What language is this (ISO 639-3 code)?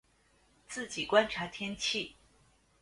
zho